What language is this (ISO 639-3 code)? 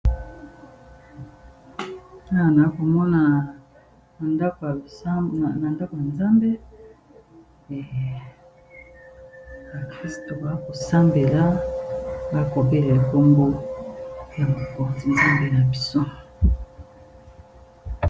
lin